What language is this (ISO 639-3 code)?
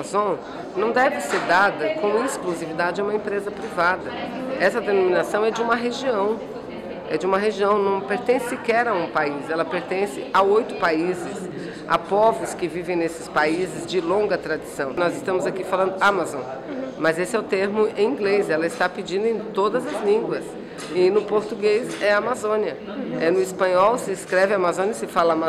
por